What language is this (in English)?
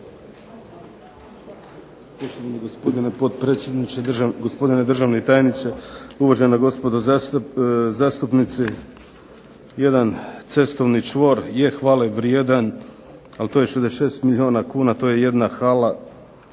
Croatian